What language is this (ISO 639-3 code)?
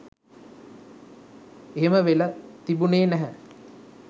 sin